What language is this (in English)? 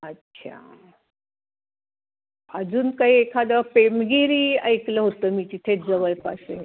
Marathi